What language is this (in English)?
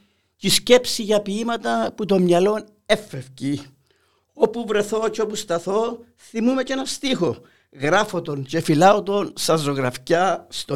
Greek